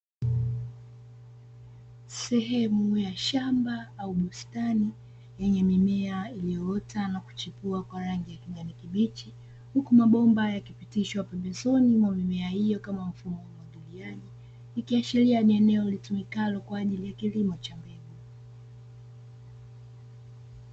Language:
Swahili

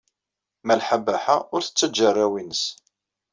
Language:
Kabyle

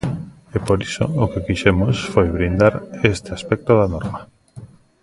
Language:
Galician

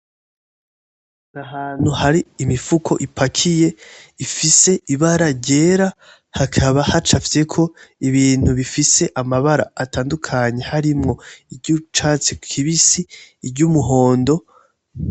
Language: Rundi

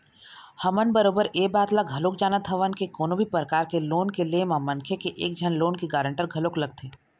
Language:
Chhattisgarhi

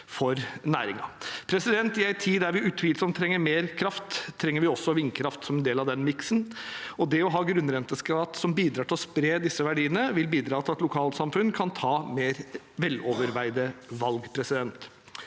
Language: Norwegian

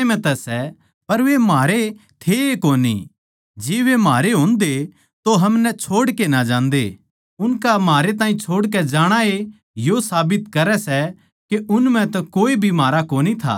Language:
Haryanvi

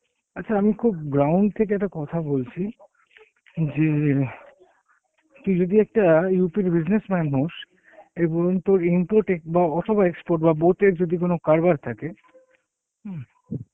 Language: Bangla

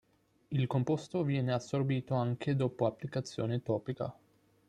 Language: Italian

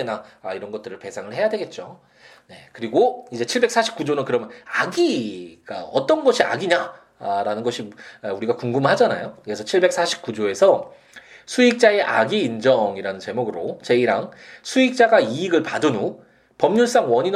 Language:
Korean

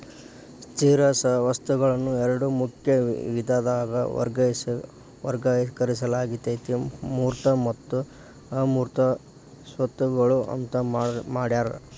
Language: Kannada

